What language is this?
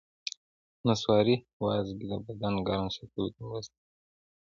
Pashto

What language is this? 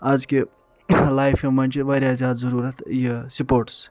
Kashmiri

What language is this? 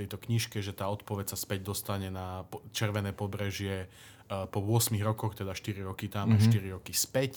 Slovak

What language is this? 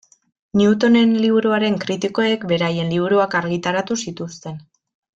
Basque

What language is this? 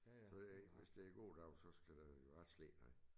Danish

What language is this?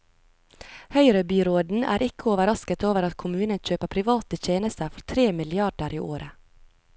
Norwegian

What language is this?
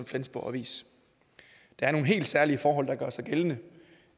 Danish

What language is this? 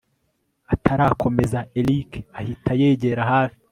Kinyarwanda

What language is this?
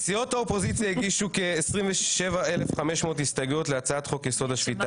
Hebrew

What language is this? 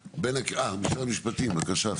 Hebrew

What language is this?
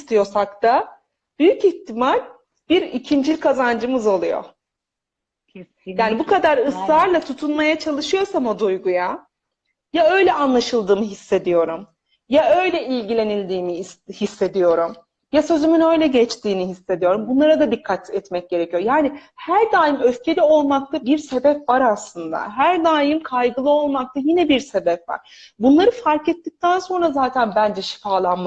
Turkish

